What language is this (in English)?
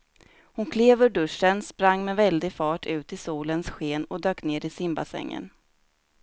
Swedish